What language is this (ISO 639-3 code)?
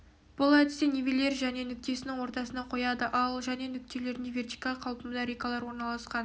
kaz